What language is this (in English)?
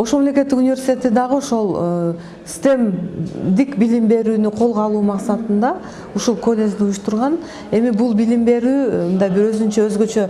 Turkish